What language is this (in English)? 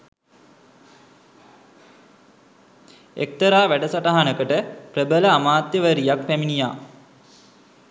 Sinhala